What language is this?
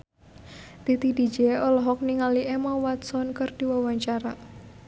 Sundanese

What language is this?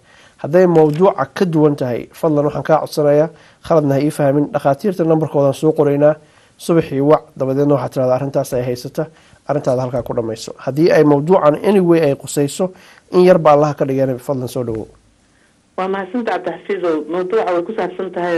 Arabic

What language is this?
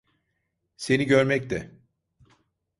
Turkish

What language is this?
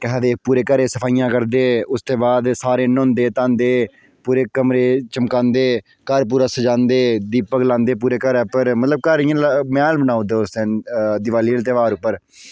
Dogri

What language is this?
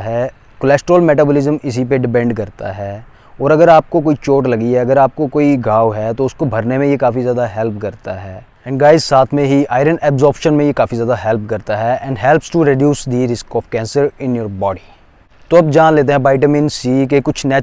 Hindi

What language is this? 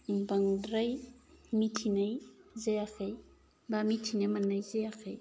Bodo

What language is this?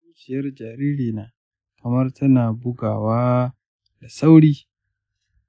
Hausa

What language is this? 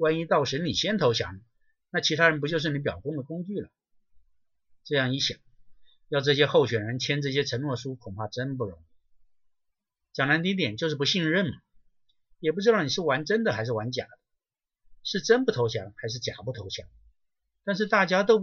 Chinese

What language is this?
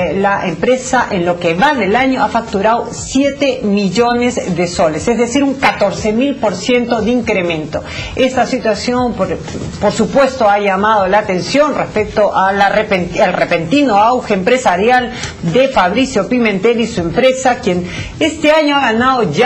Spanish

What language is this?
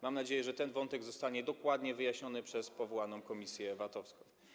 Polish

